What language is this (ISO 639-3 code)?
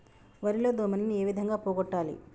tel